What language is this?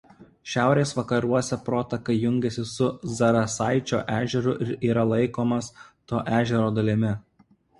Lithuanian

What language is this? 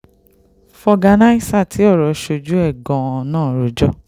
Yoruba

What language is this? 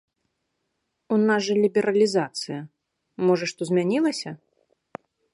Belarusian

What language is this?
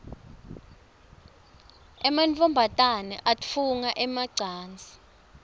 Swati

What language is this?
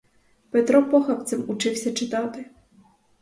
Ukrainian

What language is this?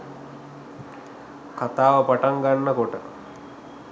Sinhala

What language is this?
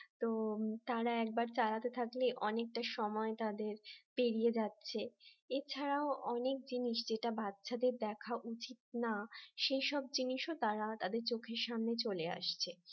Bangla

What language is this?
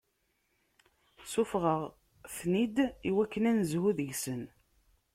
Kabyle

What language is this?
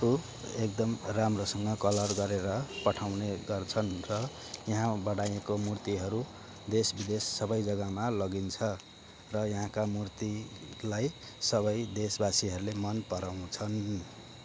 Nepali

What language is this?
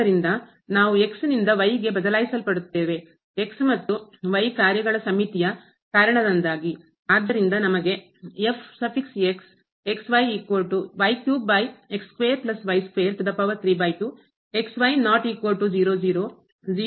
Kannada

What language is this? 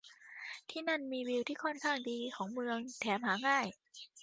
Thai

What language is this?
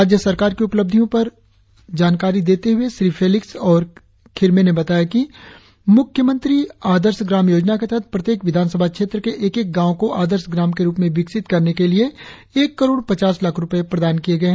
Hindi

